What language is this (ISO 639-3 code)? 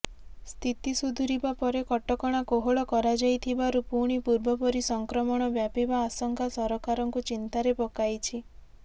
ori